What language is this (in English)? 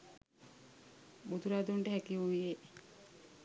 Sinhala